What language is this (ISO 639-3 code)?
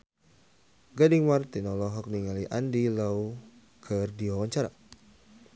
sun